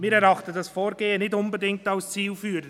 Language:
Swiss German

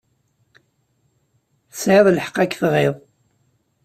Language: Kabyle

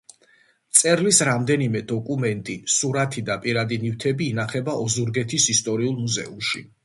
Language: Georgian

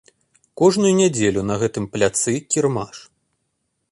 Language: Belarusian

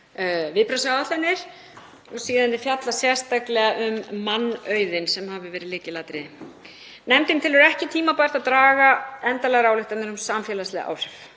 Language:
Icelandic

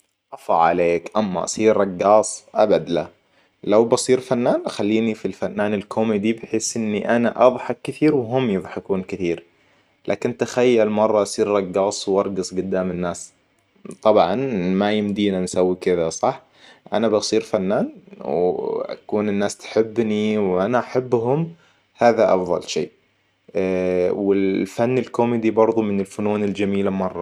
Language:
Hijazi Arabic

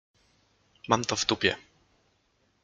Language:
Polish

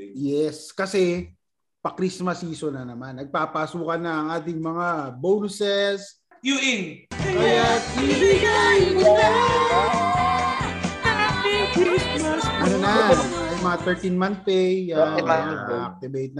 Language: Filipino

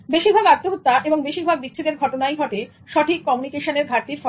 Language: Bangla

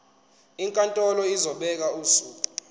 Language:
Zulu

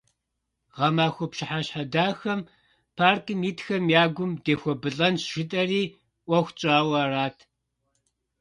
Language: Kabardian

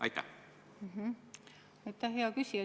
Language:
Estonian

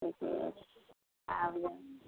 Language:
Maithili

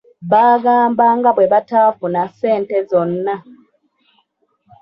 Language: Ganda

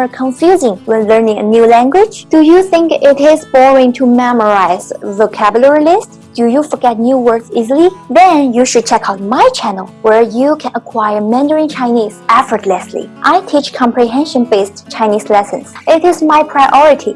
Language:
English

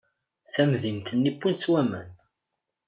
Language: Kabyle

